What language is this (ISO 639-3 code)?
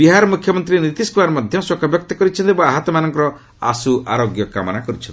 ori